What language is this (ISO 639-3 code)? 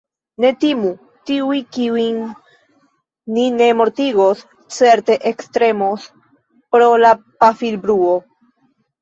epo